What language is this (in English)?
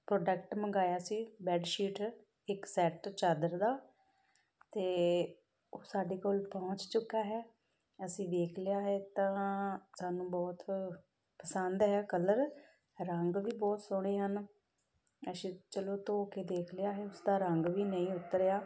Punjabi